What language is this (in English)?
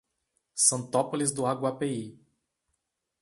Portuguese